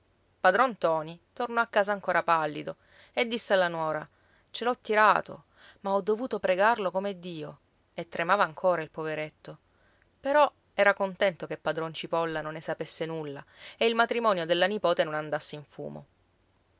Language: Italian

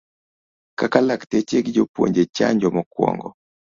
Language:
Luo (Kenya and Tanzania)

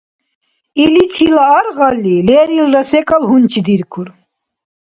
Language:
Dargwa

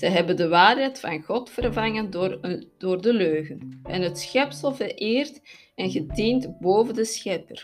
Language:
Dutch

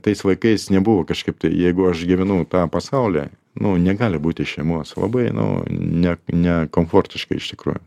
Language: Lithuanian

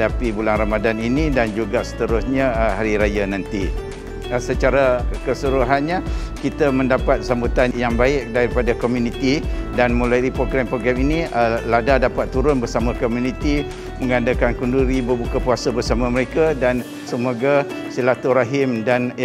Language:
Malay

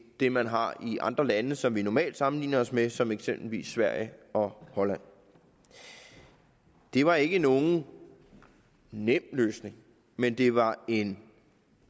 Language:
Danish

